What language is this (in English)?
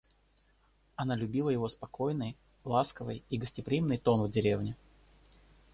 Russian